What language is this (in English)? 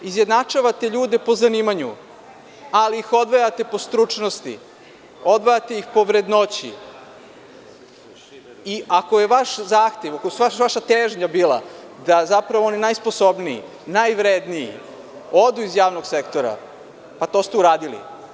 Serbian